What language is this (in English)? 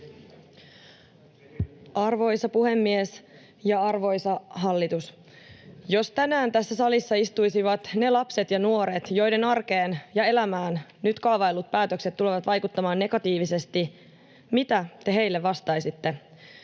Finnish